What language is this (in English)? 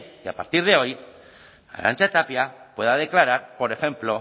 Spanish